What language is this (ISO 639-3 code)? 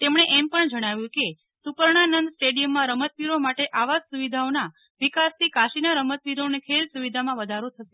guj